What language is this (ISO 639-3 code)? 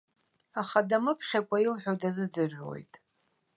abk